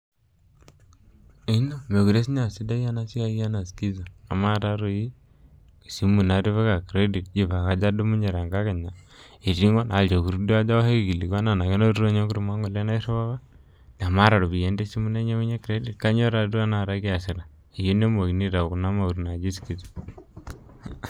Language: Masai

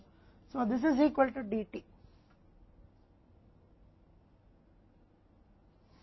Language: Hindi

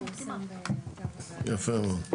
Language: Hebrew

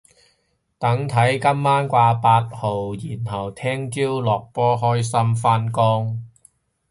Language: Cantonese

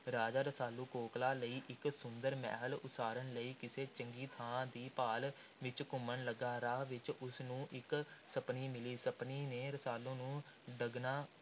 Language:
Punjabi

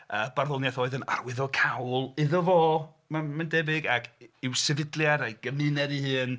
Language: Welsh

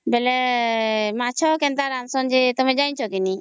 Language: Odia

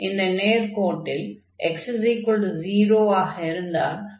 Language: Tamil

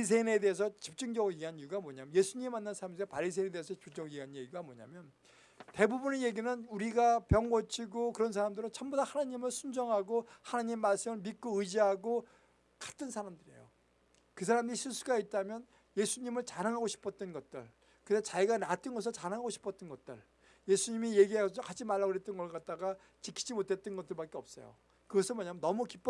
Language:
Korean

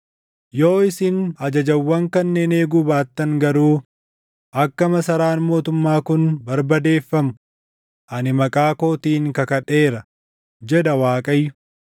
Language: Oromo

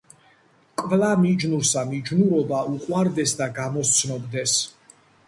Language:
Georgian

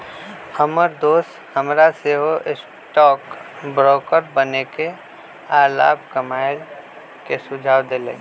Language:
Magahi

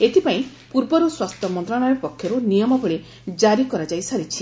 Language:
Odia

